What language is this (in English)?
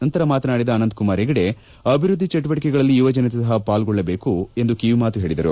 Kannada